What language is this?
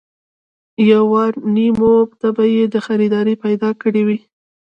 Pashto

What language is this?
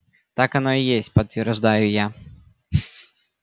Russian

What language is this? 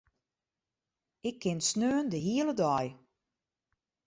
Western Frisian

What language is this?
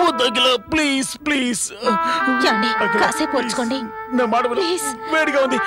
Hindi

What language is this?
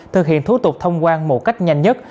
Vietnamese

